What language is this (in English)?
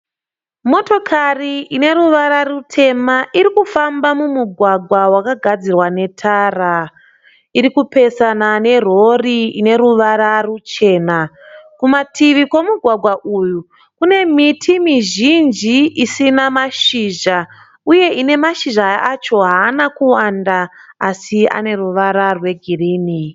Shona